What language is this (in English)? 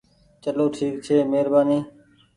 Goaria